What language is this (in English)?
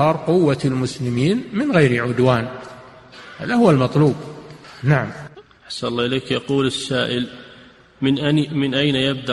Arabic